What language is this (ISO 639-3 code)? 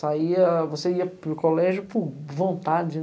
por